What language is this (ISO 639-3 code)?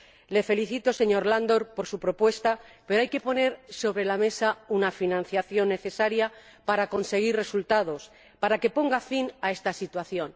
spa